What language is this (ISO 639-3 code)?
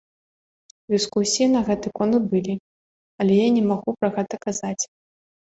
bel